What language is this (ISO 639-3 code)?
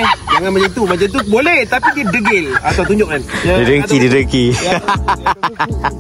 msa